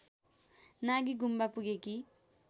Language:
Nepali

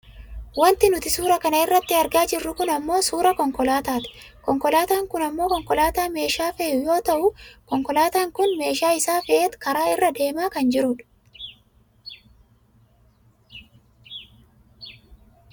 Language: Oromo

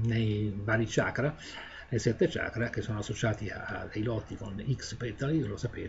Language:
Italian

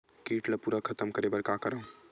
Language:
Chhattisgarhi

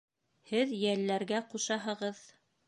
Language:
Bashkir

